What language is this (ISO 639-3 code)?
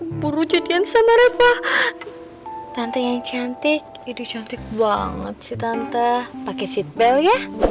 ind